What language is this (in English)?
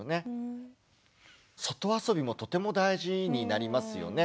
Japanese